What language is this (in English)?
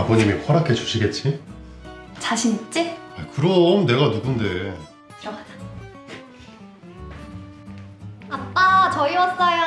Korean